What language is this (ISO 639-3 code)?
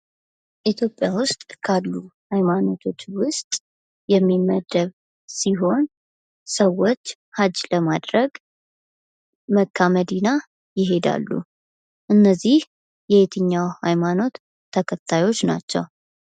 amh